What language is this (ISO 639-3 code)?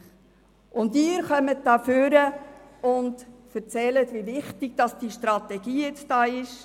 gsw